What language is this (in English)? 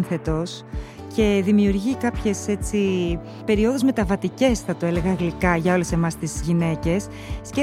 Greek